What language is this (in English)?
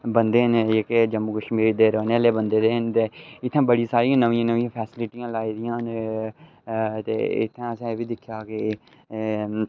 Dogri